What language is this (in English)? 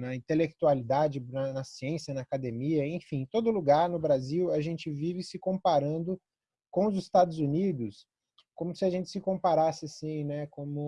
Portuguese